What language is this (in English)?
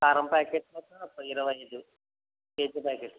Telugu